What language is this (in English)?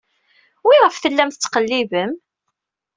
Kabyle